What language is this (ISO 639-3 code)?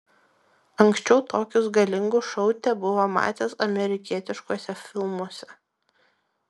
lit